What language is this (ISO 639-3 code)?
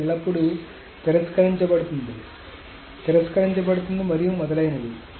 tel